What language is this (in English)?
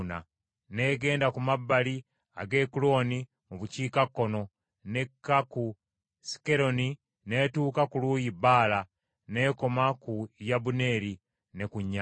Ganda